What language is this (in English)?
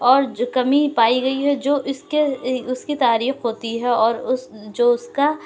Urdu